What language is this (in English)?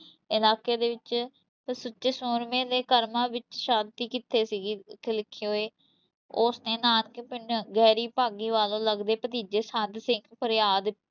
Punjabi